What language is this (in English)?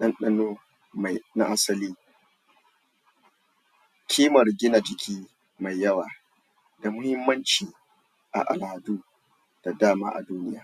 Hausa